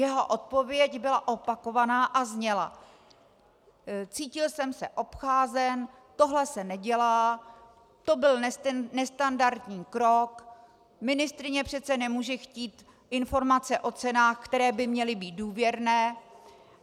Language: Czech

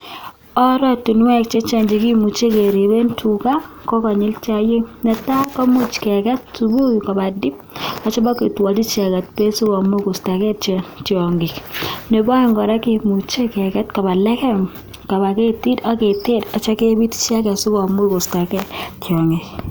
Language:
Kalenjin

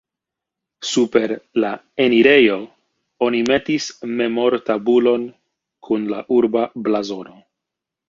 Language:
Esperanto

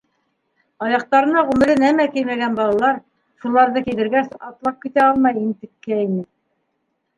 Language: Bashkir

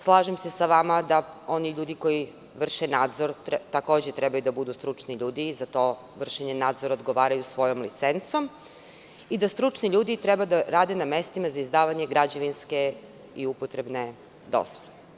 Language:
Serbian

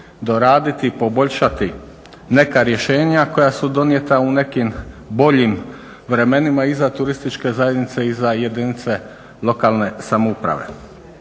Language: Croatian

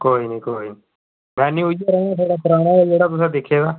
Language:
Dogri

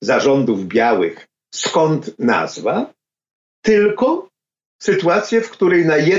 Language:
Polish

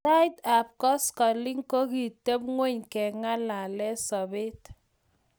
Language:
Kalenjin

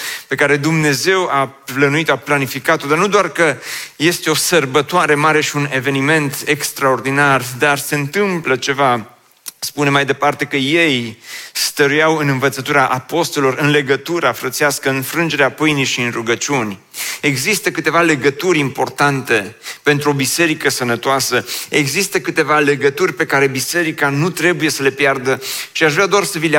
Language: Romanian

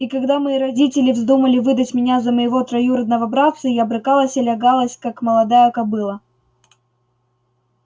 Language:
Russian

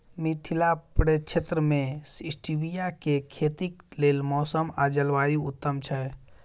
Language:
Maithili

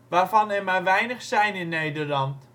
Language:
Dutch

